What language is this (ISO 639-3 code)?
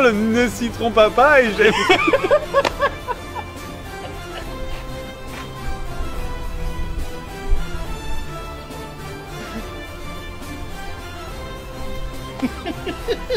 fra